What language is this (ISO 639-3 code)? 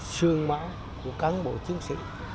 vie